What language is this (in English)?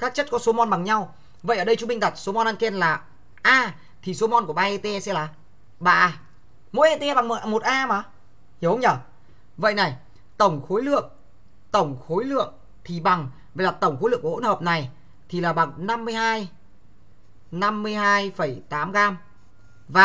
Vietnamese